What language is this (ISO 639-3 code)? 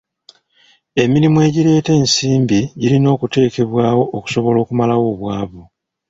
lug